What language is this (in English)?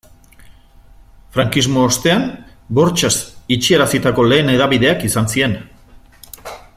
Basque